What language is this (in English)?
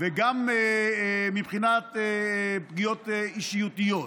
Hebrew